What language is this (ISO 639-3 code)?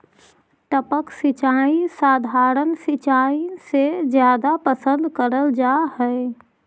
mag